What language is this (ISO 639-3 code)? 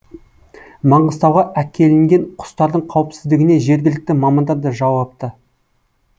kaz